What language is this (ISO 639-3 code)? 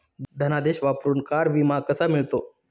mar